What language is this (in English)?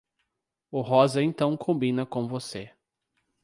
Portuguese